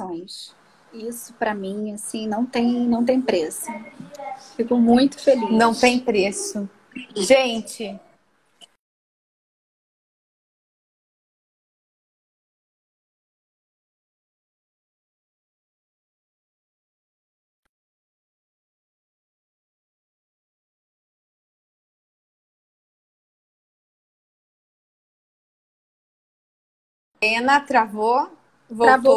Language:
Portuguese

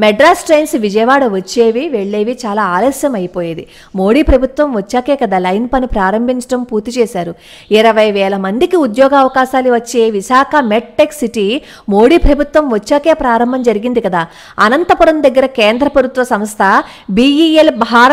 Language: Telugu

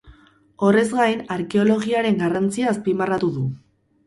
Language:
Basque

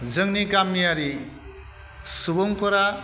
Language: Bodo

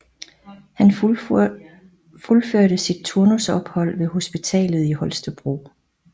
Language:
Danish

